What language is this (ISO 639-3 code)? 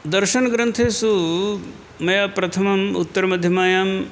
san